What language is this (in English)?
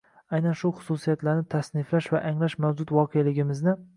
Uzbek